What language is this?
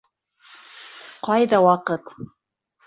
Bashkir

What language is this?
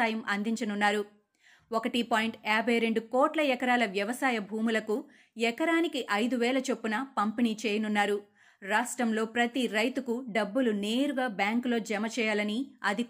Telugu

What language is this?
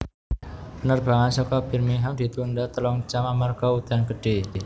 Javanese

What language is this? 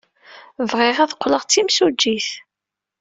Kabyle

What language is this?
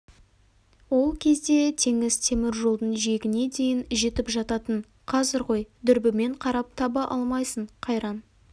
Kazakh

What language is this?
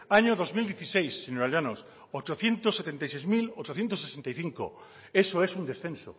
Spanish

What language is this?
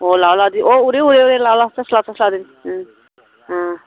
Manipuri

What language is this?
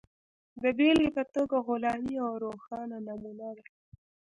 Pashto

